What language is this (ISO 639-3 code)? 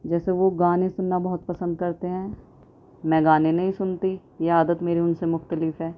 urd